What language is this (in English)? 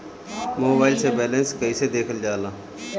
Bhojpuri